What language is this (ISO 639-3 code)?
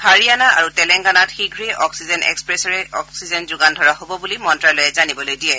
asm